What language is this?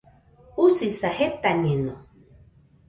Nüpode Huitoto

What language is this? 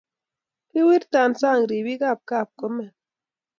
Kalenjin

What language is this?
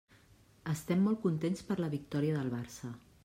Catalan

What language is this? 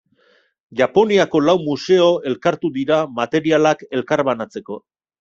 Basque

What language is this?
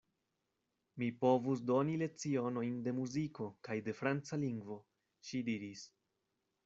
Esperanto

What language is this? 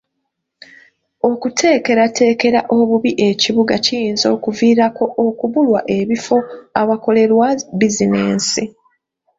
Ganda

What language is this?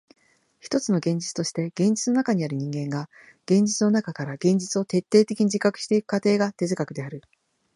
Japanese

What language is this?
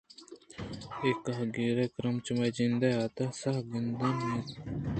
Eastern Balochi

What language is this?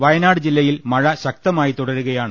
Malayalam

